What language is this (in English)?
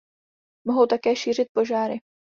Czech